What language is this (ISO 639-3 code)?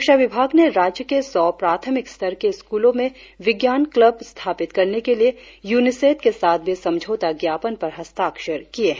hin